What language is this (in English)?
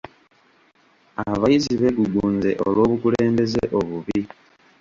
Ganda